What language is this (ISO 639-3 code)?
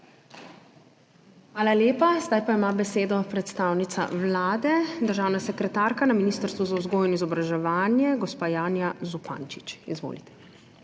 slv